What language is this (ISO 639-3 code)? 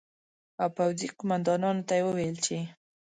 pus